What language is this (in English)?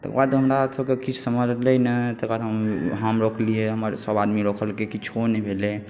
Maithili